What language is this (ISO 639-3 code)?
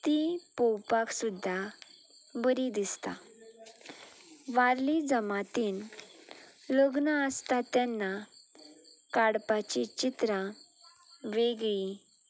kok